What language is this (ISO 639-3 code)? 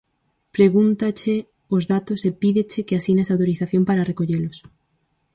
glg